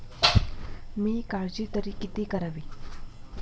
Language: Marathi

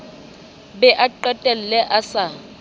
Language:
Southern Sotho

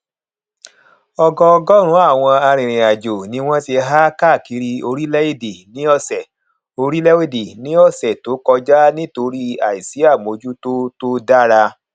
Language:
Yoruba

